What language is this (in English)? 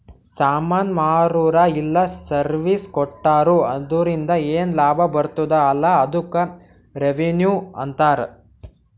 Kannada